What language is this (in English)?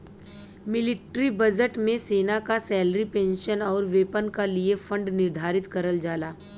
Bhojpuri